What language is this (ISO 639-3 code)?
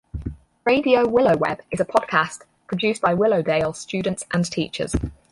eng